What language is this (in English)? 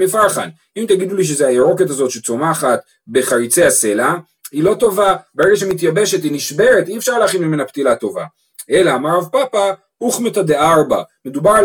Hebrew